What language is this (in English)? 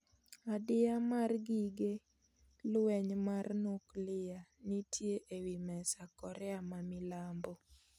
Luo (Kenya and Tanzania)